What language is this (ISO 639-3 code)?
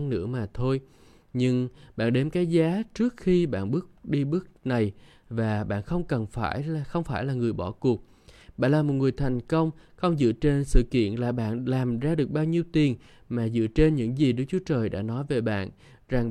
vie